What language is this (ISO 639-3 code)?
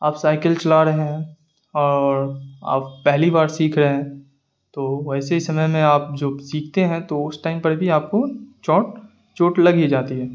urd